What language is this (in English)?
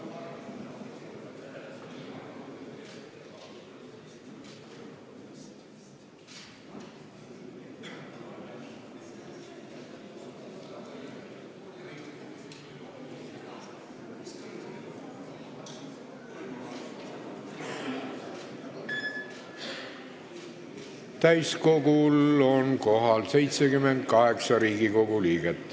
Estonian